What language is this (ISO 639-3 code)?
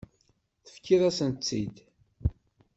kab